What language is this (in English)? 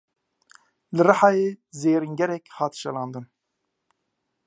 Kurdish